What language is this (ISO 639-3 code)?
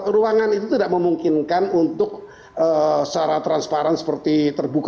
ind